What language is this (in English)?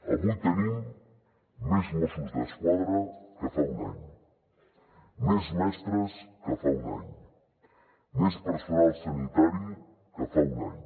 Catalan